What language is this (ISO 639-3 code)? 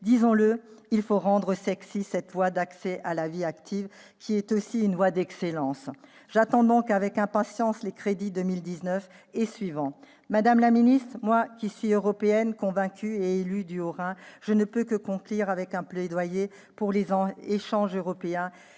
fra